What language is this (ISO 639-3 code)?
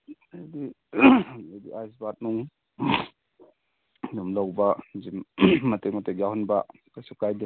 mni